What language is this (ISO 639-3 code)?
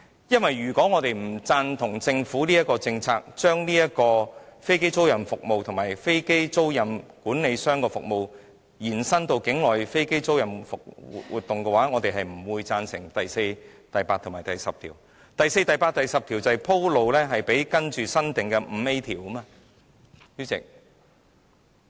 yue